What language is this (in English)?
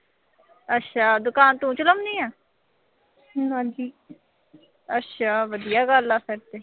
Punjabi